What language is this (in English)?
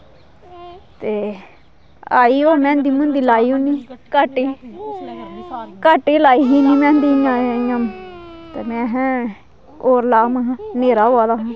Dogri